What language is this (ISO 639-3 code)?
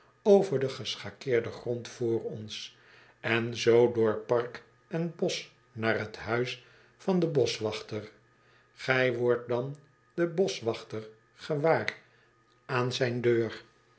nld